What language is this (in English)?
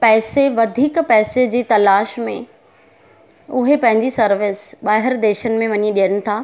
Sindhi